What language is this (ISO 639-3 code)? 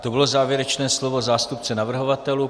ces